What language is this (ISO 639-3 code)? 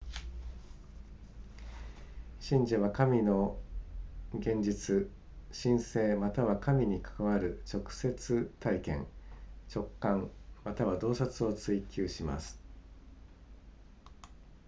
jpn